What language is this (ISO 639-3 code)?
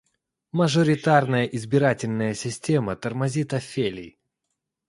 rus